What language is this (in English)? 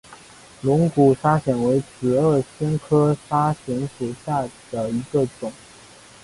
Chinese